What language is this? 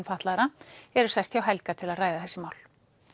Icelandic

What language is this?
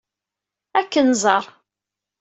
Kabyle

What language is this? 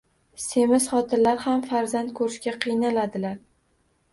Uzbek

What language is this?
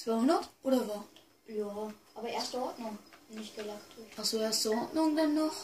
German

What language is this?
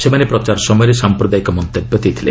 Odia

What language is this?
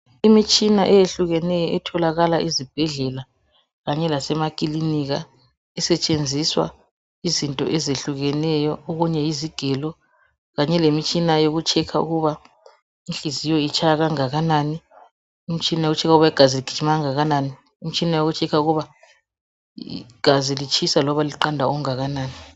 North Ndebele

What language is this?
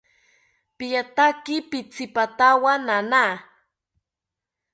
South Ucayali Ashéninka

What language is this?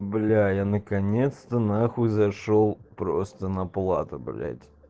Russian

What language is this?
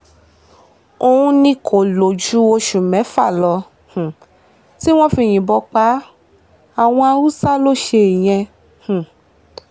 Yoruba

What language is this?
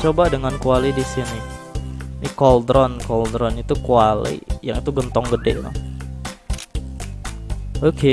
Indonesian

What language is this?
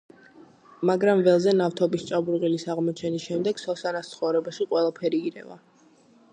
Georgian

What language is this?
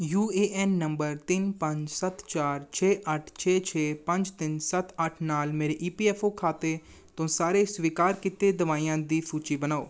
Punjabi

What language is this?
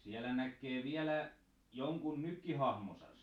Finnish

